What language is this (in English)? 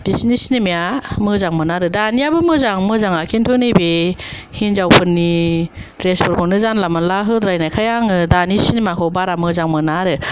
Bodo